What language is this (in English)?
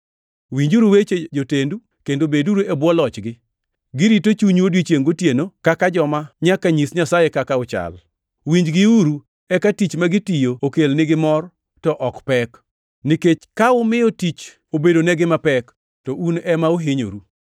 Luo (Kenya and Tanzania)